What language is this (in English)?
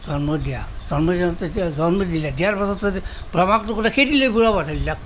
Assamese